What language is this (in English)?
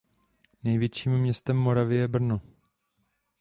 Czech